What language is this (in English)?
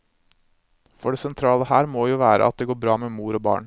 Norwegian